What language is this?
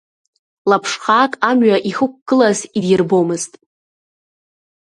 Abkhazian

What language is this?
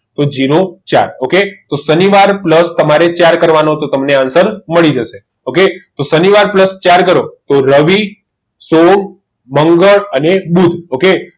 Gujarati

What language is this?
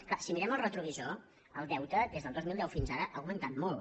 Catalan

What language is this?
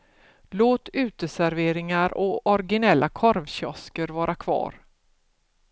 Swedish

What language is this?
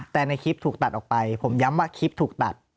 Thai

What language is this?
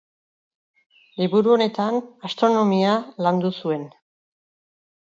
Basque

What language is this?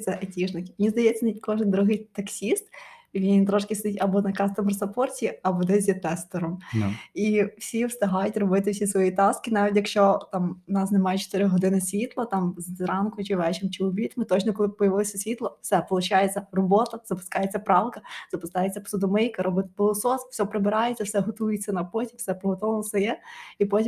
Ukrainian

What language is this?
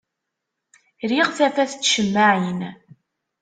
Kabyle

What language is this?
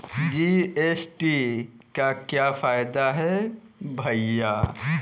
Hindi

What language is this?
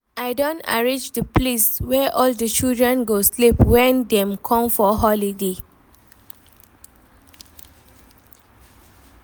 Nigerian Pidgin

